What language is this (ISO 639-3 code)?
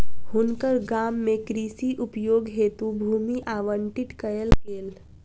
mai